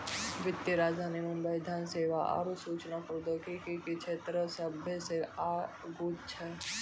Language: Maithili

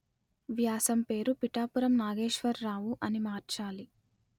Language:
Telugu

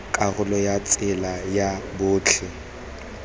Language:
Tswana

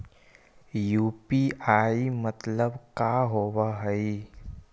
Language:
Magahi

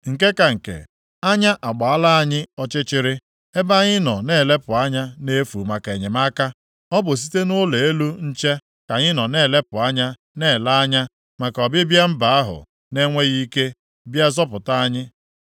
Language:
Igbo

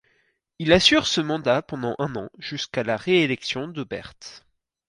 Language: French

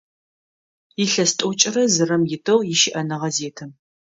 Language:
Adyghe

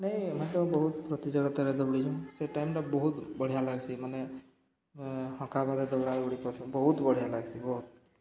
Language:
Odia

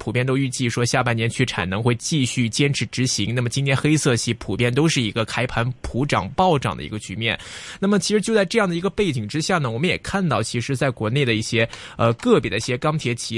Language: Chinese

